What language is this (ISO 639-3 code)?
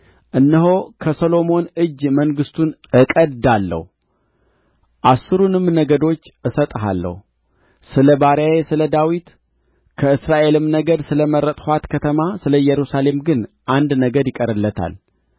amh